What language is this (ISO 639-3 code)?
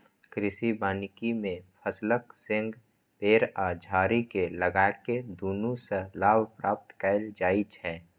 mai